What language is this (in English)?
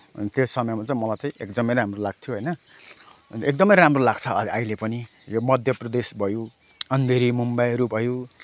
Nepali